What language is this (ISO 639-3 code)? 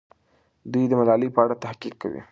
pus